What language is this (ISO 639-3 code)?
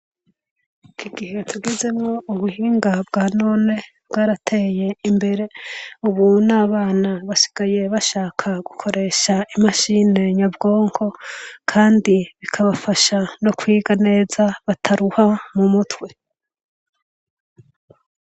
run